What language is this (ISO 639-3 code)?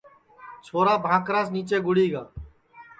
ssi